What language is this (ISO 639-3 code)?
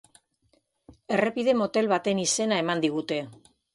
eus